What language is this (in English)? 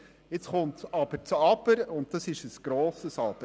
Swiss German